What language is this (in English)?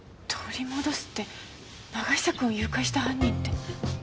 Japanese